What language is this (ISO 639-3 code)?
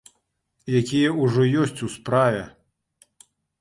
bel